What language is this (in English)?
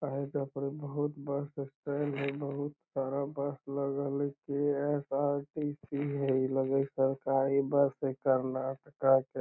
Magahi